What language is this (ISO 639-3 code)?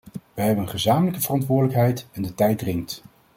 nld